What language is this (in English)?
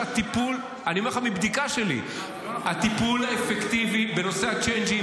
Hebrew